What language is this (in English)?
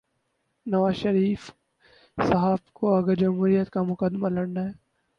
Urdu